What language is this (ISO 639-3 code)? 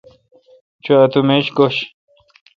xka